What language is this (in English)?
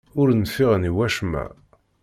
Kabyle